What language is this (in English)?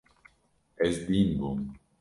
Kurdish